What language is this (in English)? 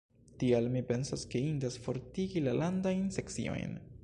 Esperanto